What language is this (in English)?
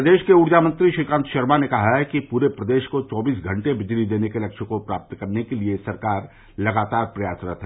Hindi